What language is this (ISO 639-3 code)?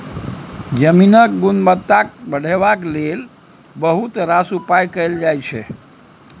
mai